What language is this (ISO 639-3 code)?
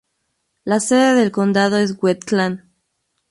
spa